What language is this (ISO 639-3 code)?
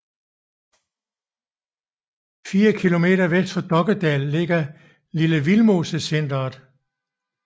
dan